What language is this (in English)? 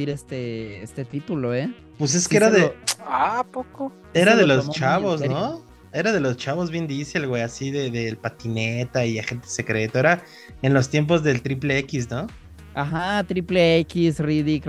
Spanish